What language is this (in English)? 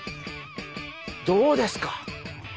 Japanese